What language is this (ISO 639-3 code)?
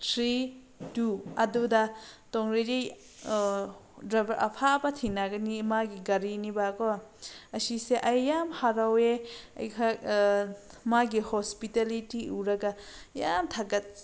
mni